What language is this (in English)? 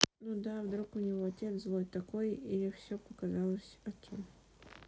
Russian